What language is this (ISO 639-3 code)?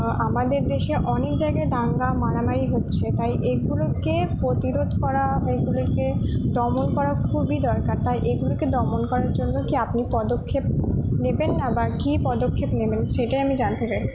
ben